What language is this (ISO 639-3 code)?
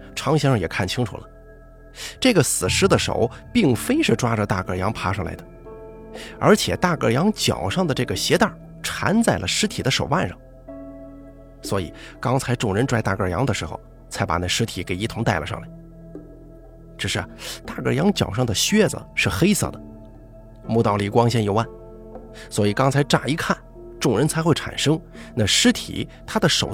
zho